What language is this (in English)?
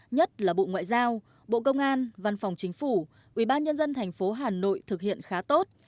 Vietnamese